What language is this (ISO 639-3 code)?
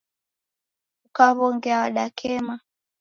dav